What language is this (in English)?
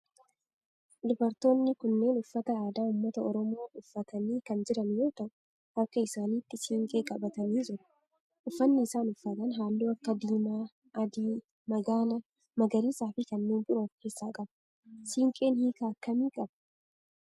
Oromo